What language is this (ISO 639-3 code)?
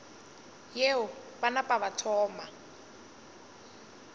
nso